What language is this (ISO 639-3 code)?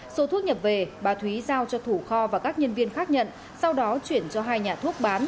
vie